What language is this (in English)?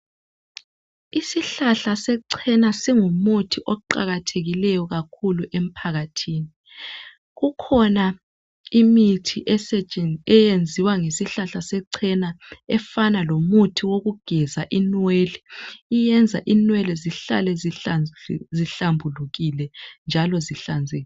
North Ndebele